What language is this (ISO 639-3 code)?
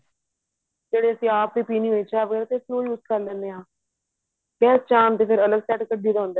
pan